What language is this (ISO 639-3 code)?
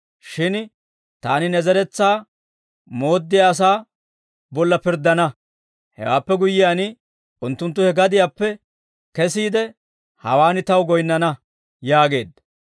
dwr